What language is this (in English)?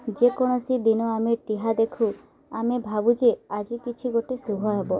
Odia